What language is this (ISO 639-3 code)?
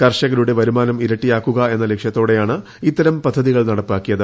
mal